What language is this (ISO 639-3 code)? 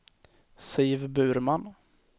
swe